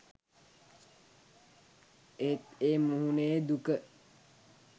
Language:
Sinhala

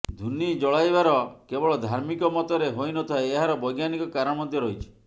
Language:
Odia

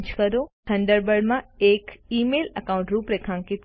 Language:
Gujarati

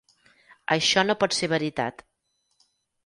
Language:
Catalan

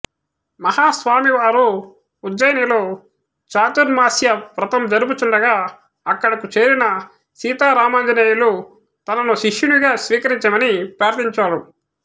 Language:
Telugu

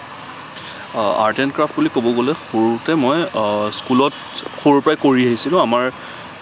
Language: Assamese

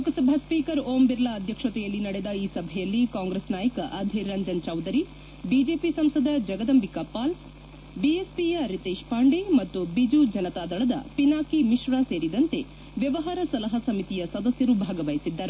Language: Kannada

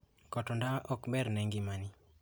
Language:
Luo (Kenya and Tanzania)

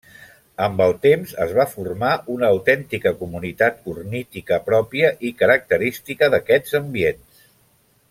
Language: Catalan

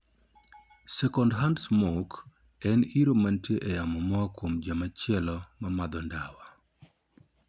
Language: Luo (Kenya and Tanzania)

